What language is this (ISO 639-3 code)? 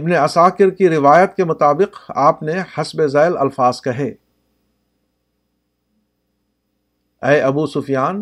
urd